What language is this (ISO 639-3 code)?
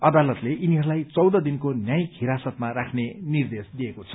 nep